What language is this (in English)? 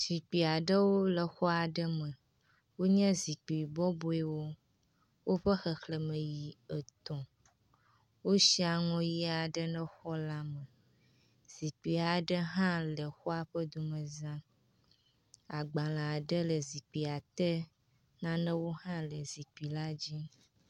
Ewe